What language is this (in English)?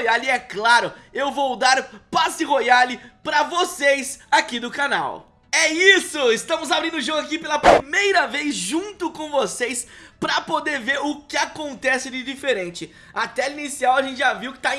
Portuguese